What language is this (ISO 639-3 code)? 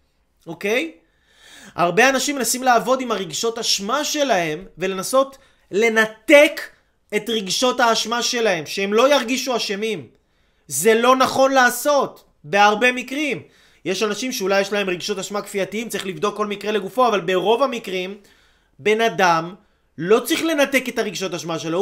heb